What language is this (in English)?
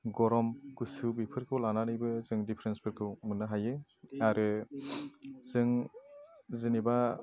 Bodo